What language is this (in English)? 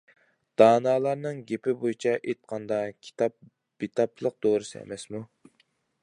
Uyghur